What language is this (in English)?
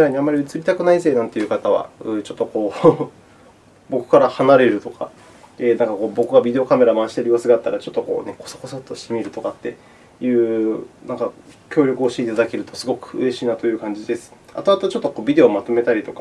Japanese